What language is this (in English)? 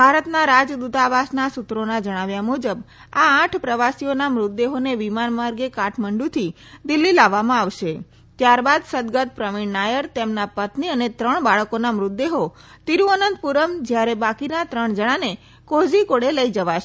Gujarati